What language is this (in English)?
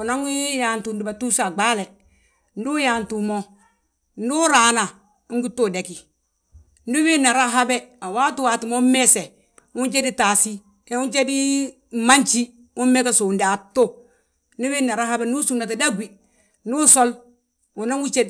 Balanta-Ganja